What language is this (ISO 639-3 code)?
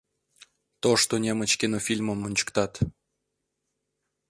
chm